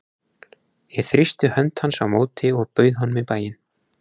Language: Icelandic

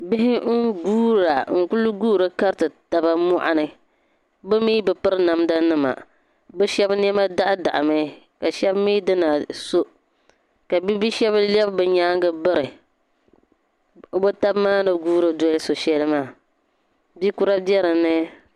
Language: Dagbani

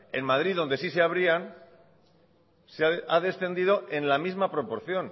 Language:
Spanish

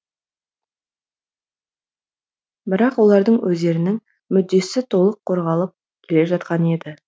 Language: Kazakh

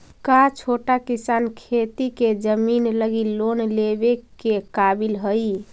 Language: Magahi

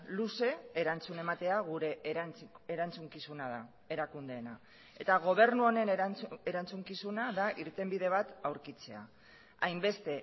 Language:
Basque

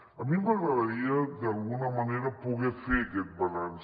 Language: Catalan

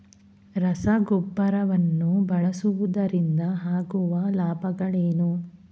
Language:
Kannada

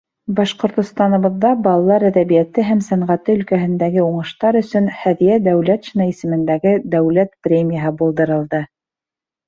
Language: Bashkir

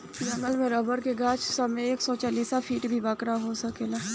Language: Bhojpuri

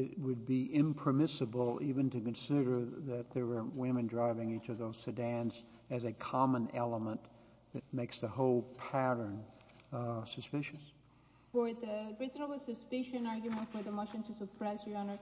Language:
English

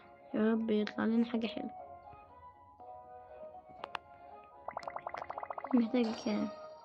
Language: Arabic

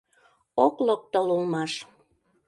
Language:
Mari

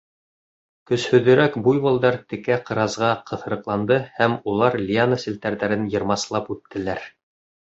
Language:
Bashkir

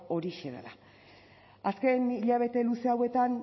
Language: Basque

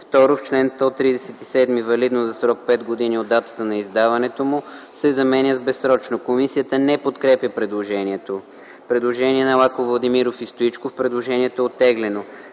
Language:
Bulgarian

